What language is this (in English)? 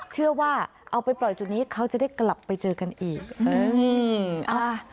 Thai